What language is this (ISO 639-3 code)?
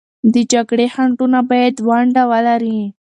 pus